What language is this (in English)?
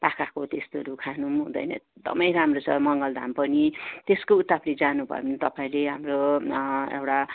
Nepali